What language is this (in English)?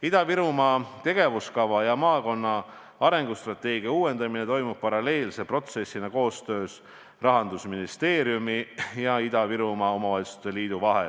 Estonian